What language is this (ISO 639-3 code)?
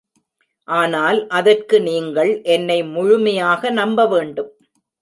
tam